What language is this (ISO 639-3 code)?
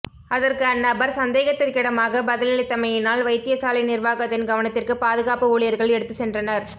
tam